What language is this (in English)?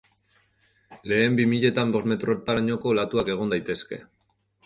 Basque